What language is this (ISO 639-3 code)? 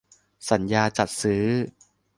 tha